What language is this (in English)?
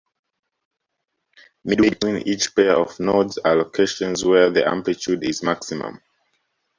English